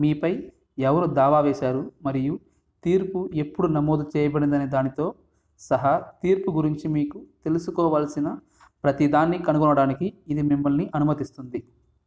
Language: Telugu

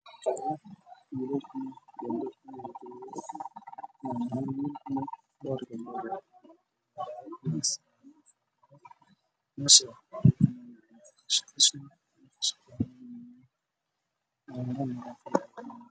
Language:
Somali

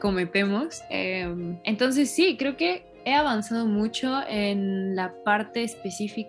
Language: Spanish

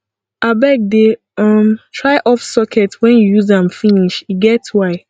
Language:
Nigerian Pidgin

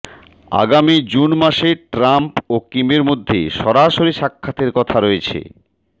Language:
Bangla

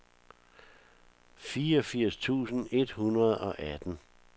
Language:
Danish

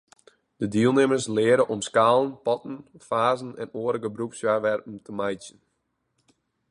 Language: Western Frisian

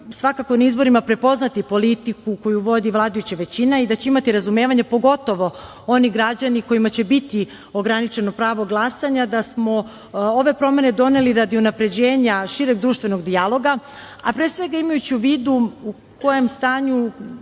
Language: Serbian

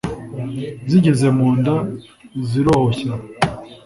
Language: Kinyarwanda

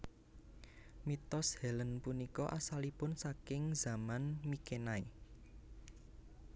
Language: Javanese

